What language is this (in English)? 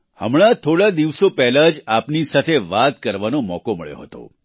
Gujarati